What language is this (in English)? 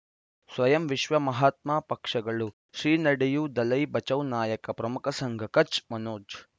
Kannada